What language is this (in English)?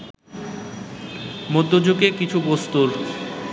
Bangla